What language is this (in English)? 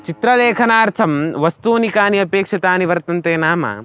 Sanskrit